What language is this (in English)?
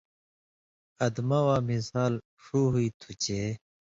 Indus Kohistani